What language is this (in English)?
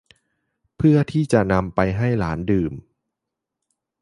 Thai